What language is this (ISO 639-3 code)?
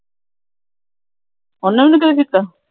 pan